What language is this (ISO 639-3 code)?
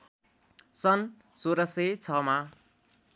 nep